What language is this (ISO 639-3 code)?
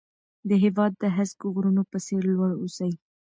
pus